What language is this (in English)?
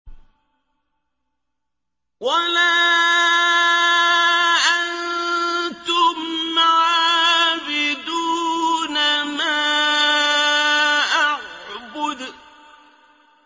Arabic